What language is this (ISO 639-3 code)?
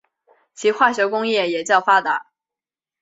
zho